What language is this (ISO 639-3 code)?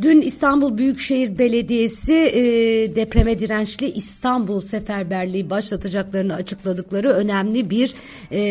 tur